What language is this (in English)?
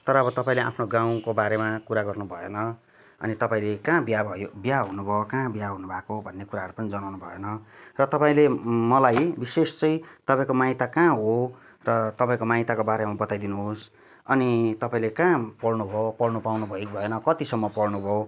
Nepali